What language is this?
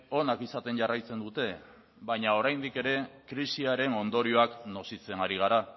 Basque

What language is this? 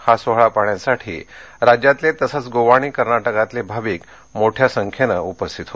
Marathi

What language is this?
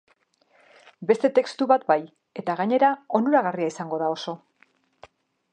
Basque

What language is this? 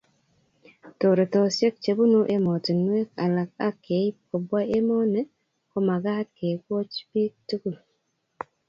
Kalenjin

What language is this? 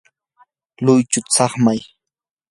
Yanahuanca Pasco Quechua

